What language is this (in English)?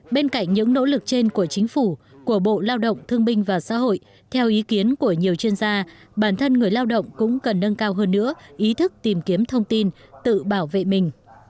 Vietnamese